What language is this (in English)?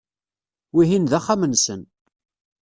Kabyle